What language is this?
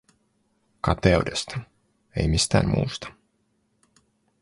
Finnish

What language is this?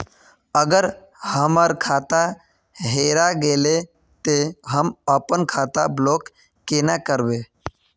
Magahi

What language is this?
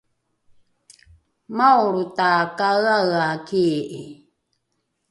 Rukai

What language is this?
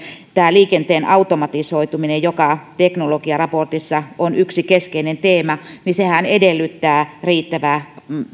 Finnish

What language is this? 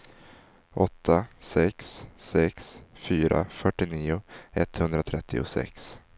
Swedish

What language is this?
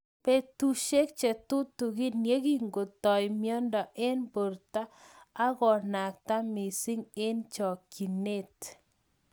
Kalenjin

